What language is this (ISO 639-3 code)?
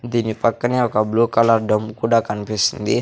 tel